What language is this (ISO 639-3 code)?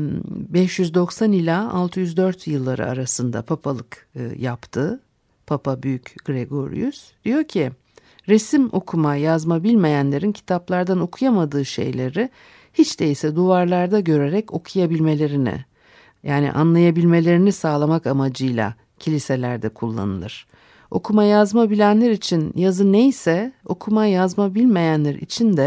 tur